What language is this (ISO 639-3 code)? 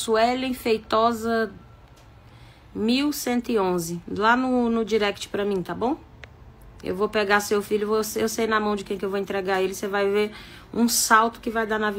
por